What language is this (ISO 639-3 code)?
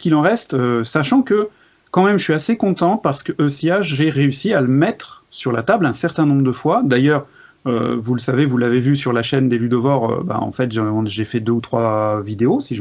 fra